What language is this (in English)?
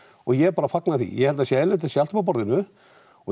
Icelandic